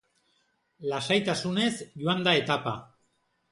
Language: Basque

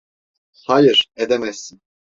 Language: Turkish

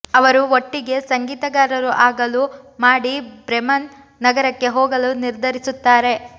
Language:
Kannada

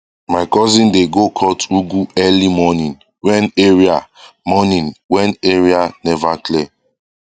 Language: Nigerian Pidgin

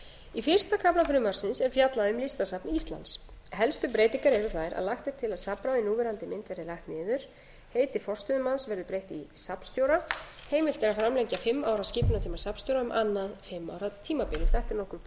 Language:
Icelandic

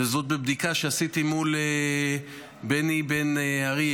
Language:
Hebrew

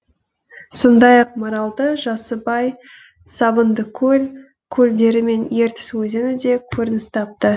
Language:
Kazakh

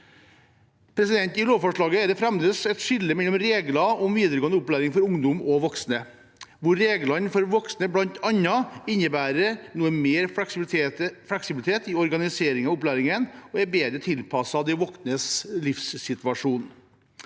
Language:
Norwegian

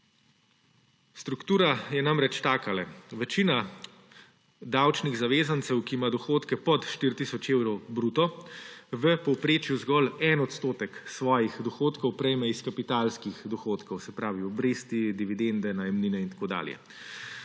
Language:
Slovenian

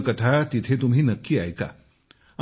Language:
Marathi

